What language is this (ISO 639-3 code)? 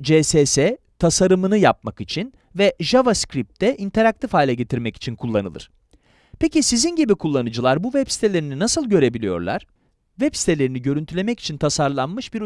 tur